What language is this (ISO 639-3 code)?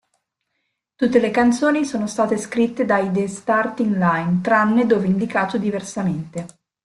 ita